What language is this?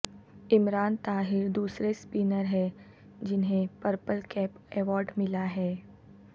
Urdu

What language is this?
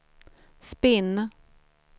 Swedish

